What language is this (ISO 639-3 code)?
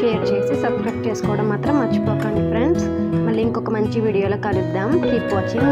ara